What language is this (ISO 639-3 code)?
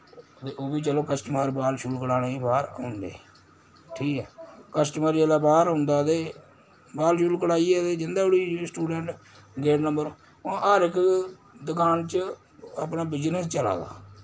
doi